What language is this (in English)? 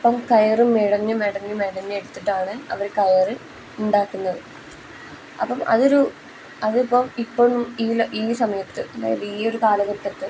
Malayalam